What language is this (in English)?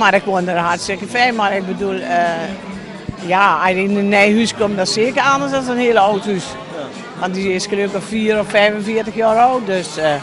Dutch